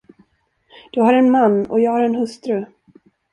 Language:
Swedish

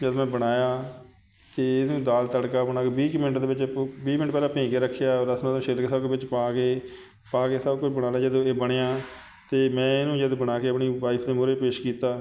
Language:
Punjabi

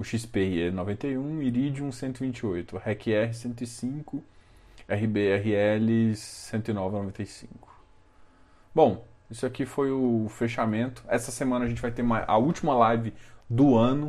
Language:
Portuguese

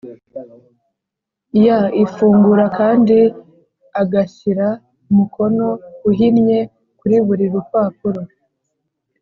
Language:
Kinyarwanda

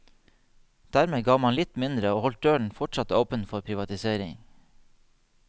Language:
Norwegian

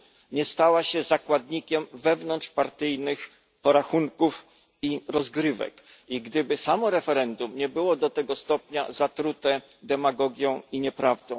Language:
Polish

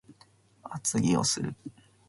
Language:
Japanese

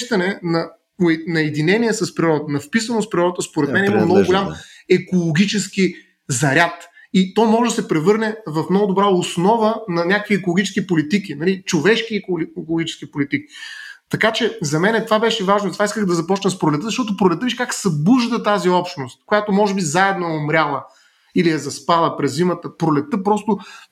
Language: Bulgarian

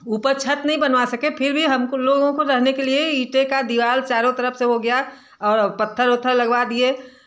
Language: Hindi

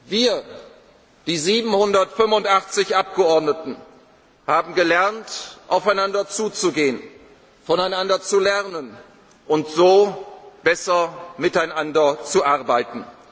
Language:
German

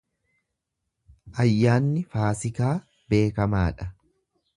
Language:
Oromo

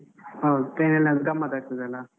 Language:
Kannada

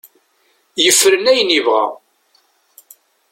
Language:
Kabyle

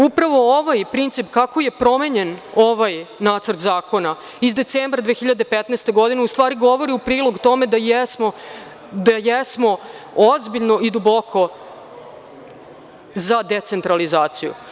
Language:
Serbian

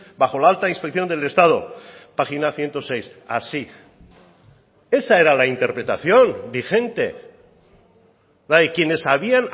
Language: Spanish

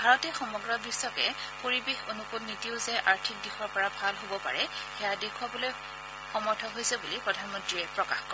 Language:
Assamese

